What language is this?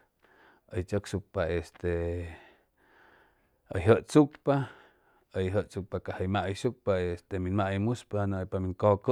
Chimalapa Zoque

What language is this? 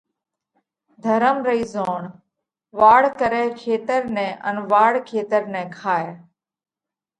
Parkari Koli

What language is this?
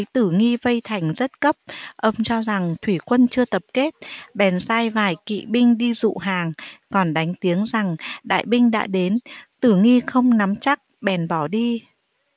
Vietnamese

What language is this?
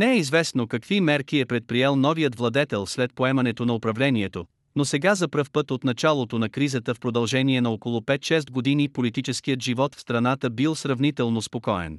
Bulgarian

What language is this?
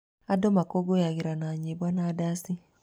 Kikuyu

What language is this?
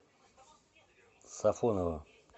Russian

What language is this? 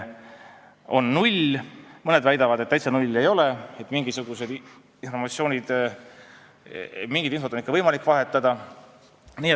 Estonian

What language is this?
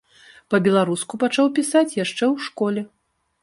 Belarusian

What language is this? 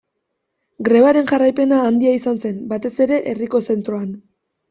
Basque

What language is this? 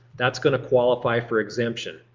English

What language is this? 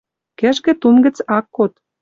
Western Mari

